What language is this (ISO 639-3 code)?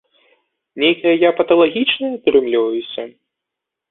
bel